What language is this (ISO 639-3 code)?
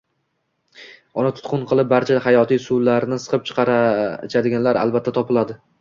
uzb